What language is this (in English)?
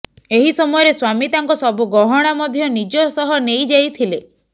Odia